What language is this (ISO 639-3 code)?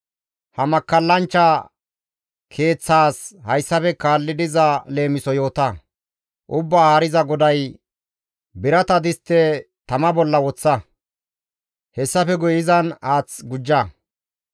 gmv